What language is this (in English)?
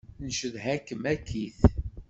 Kabyle